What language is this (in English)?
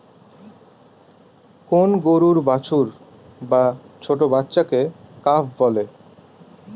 Bangla